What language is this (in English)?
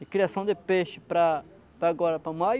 Portuguese